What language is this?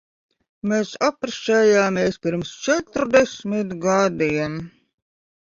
Latvian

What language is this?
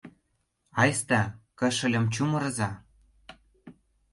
Mari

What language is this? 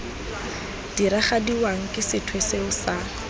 Tswana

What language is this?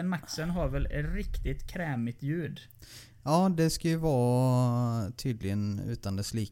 Swedish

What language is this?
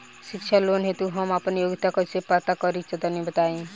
Bhojpuri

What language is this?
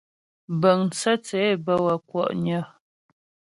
Ghomala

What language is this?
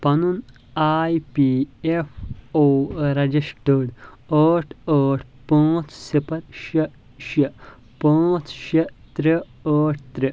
Kashmiri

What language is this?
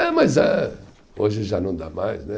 Portuguese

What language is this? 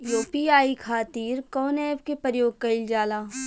Bhojpuri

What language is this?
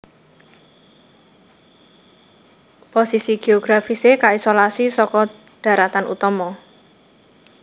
Javanese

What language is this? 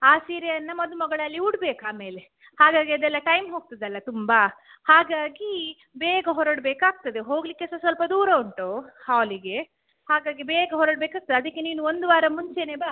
Kannada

